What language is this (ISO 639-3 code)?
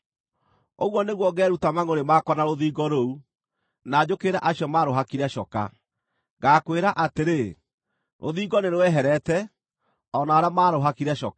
kik